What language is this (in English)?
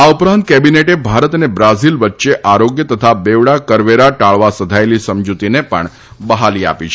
Gujarati